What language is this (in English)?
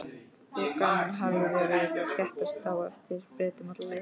Icelandic